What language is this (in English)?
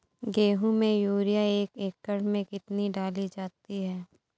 Hindi